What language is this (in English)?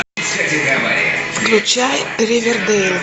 Russian